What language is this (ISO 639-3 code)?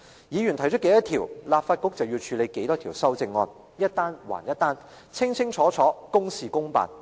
yue